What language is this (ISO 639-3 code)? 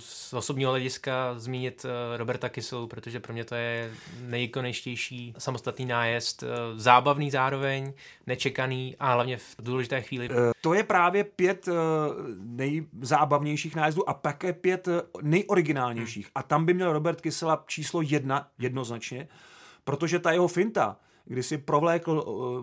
ces